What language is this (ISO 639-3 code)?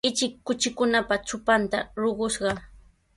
qws